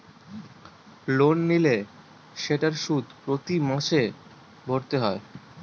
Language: Bangla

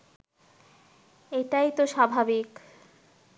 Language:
Bangla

